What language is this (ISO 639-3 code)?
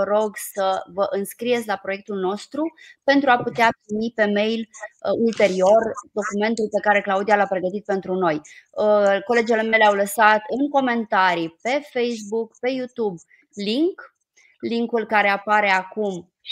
ron